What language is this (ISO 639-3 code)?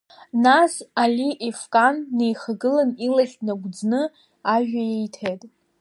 abk